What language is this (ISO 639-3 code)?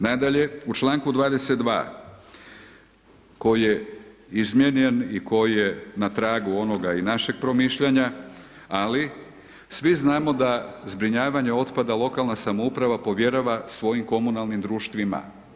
hrv